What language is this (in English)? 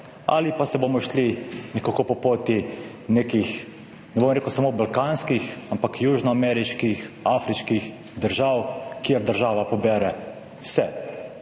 Slovenian